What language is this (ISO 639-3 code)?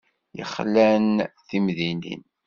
kab